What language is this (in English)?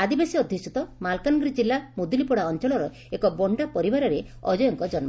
Odia